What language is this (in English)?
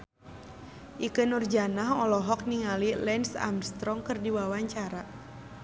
Sundanese